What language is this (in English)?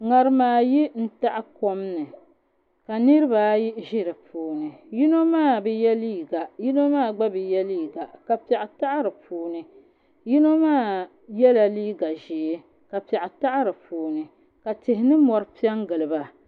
Dagbani